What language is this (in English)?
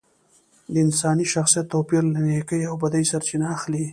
Pashto